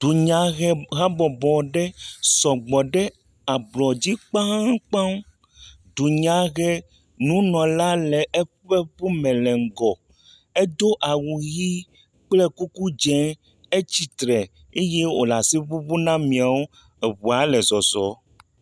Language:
Ewe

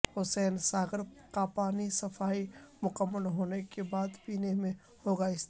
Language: Urdu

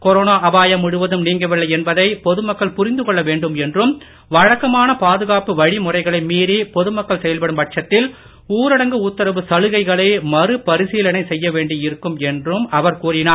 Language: Tamil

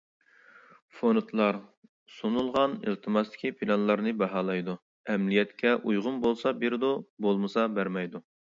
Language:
Uyghur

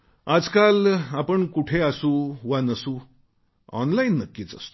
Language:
Marathi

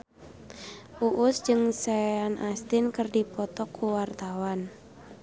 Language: Sundanese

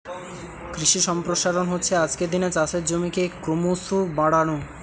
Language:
Bangla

